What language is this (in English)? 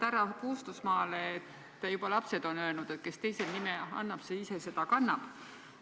Estonian